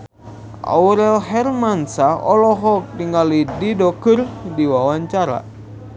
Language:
Sundanese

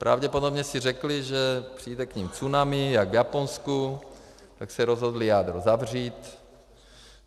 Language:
Czech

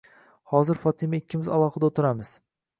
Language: Uzbek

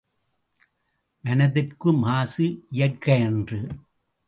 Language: Tamil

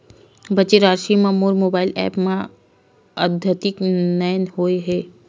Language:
Chhattisgarhi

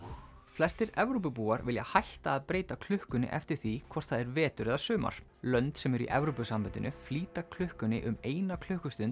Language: Icelandic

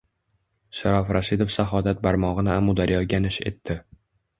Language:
Uzbek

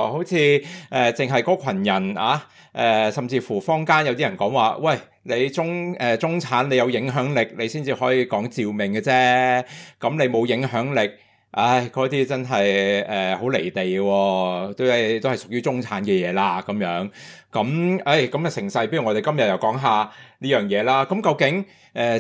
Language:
Chinese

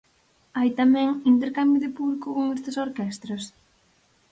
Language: Galician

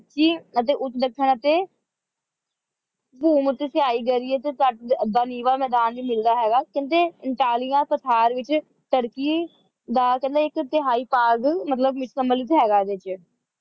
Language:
Punjabi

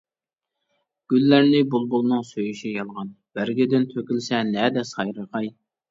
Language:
Uyghur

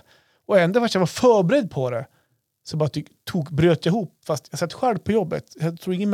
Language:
Swedish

